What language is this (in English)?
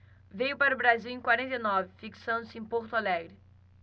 Portuguese